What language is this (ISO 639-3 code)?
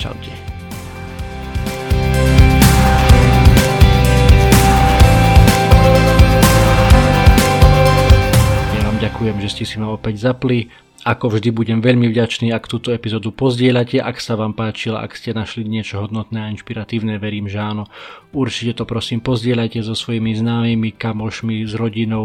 slk